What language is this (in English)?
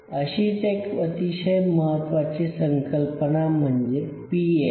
Marathi